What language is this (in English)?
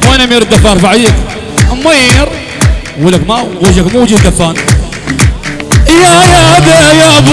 Arabic